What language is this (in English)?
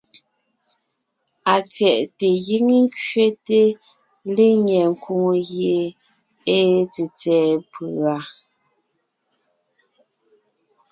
Ngiemboon